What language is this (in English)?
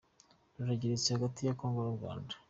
Kinyarwanda